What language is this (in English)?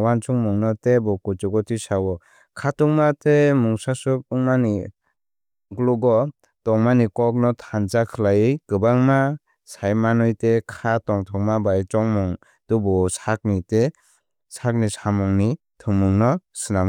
Kok Borok